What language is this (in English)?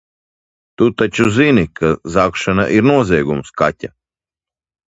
Latvian